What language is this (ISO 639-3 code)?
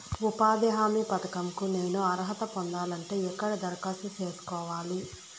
tel